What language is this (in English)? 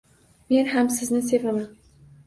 Uzbek